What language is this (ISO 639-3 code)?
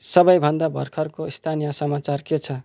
nep